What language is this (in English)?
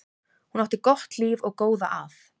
Icelandic